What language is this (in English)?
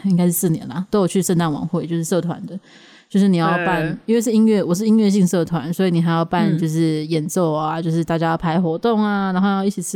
Chinese